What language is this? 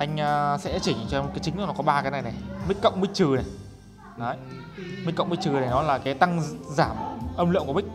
Vietnamese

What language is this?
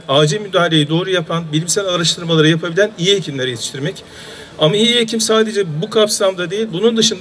Turkish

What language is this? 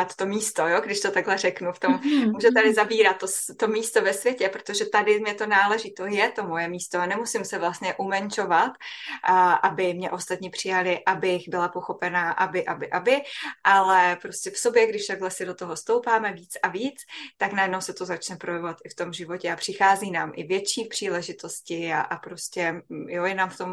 Czech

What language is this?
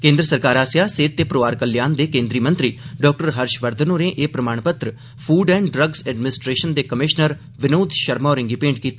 Dogri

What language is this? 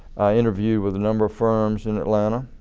English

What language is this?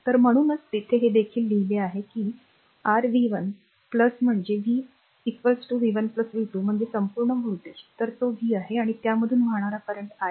Marathi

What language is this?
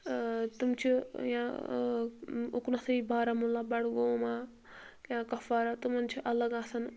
Kashmiri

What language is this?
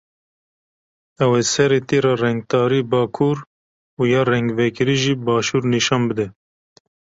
Kurdish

